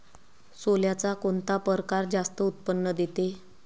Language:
Marathi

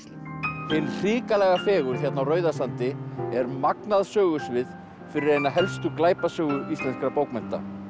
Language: Icelandic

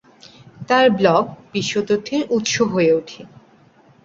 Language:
Bangla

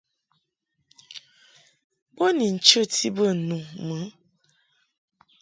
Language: Mungaka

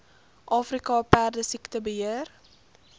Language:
Afrikaans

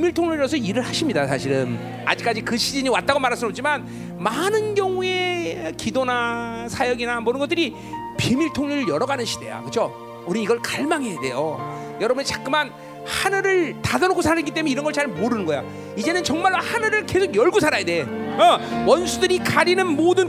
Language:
Korean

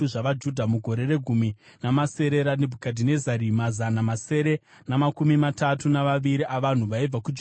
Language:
Shona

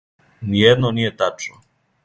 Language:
Serbian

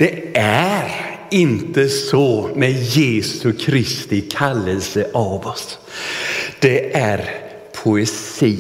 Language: Swedish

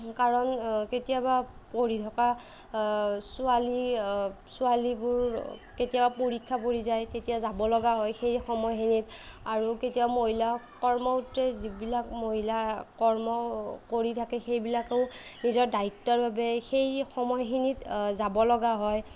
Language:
Assamese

